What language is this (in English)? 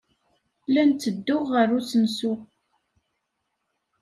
Kabyle